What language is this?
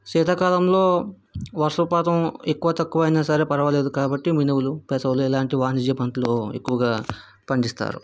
Telugu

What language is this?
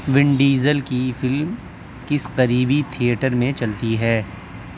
Urdu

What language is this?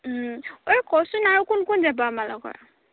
Assamese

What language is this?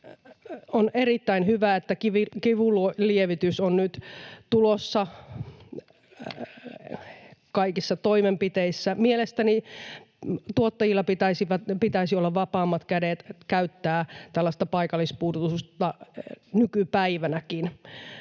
Finnish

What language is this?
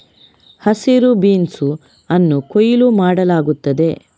Kannada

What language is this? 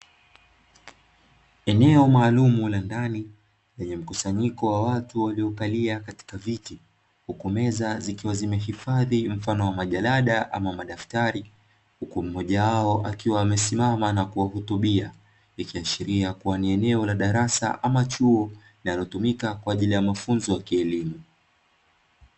Swahili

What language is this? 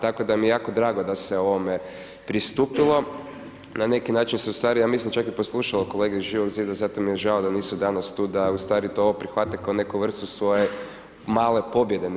Croatian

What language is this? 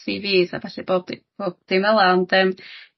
Welsh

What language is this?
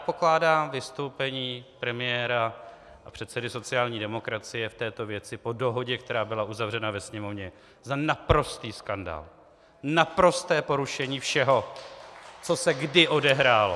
Czech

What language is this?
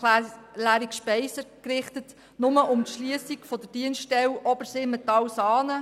Swiss German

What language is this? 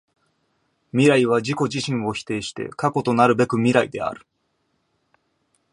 Japanese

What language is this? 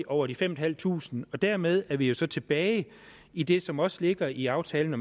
Danish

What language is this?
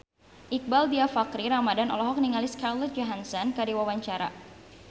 Sundanese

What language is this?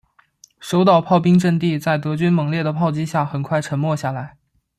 Chinese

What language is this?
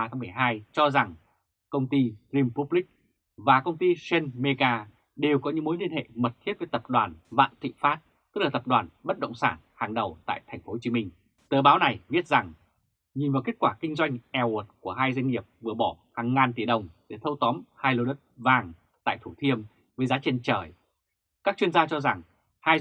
Vietnamese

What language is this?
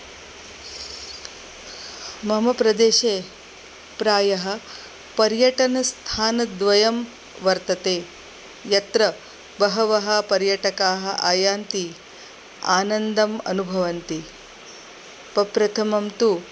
Sanskrit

